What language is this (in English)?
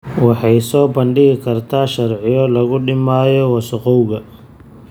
Somali